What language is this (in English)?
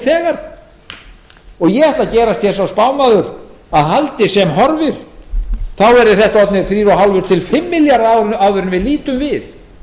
Icelandic